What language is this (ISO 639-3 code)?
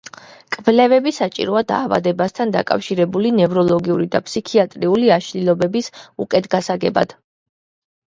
kat